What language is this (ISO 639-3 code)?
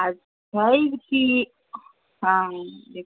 mai